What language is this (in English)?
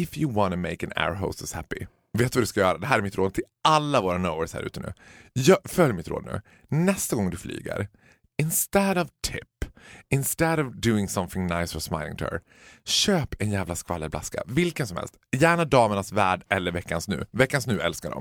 Swedish